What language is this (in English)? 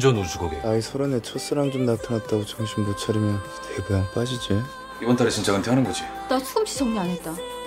Korean